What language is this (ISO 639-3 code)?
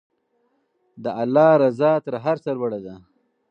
pus